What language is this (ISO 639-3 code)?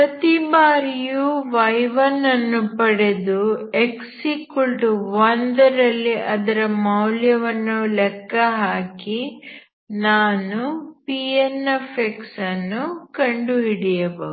kan